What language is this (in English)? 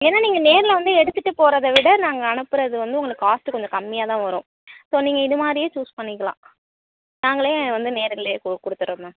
Tamil